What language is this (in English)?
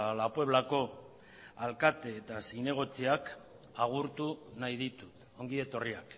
Basque